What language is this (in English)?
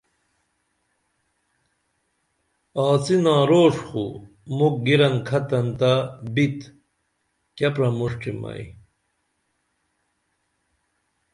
Dameli